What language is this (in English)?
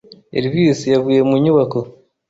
Kinyarwanda